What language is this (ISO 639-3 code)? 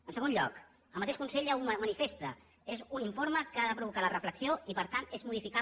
cat